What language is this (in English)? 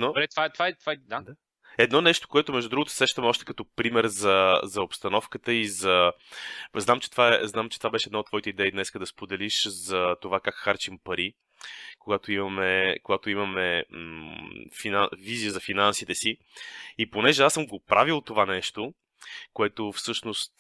Bulgarian